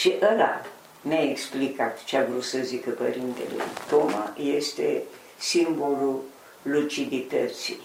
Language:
Romanian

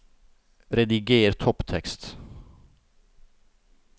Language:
Norwegian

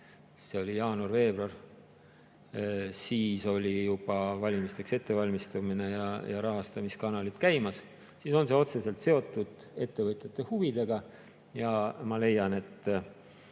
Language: Estonian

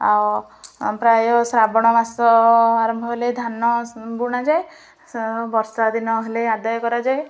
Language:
Odia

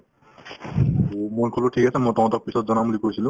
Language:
Assamese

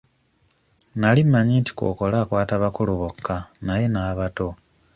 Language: Ganda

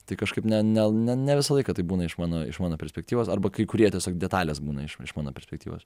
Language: Lithuanian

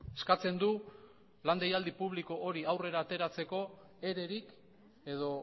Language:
Basque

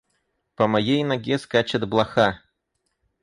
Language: Russian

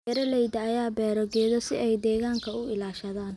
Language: Somali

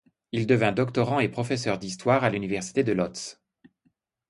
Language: French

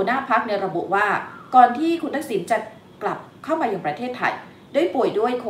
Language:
Thai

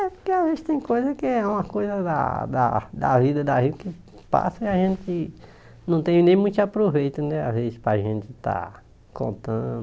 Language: Portuguese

